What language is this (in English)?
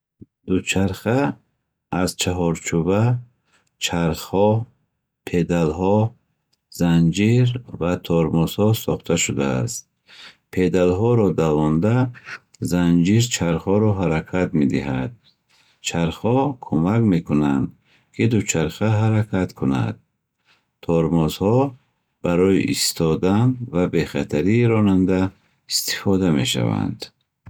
Bukharic